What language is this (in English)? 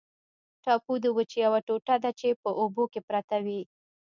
Pashto